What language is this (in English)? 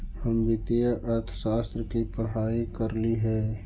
Magahi